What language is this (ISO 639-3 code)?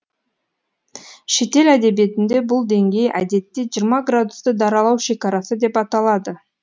kaz